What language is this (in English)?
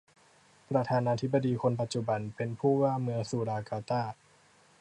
Thai